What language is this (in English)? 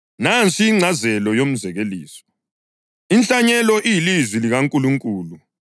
North Ndebele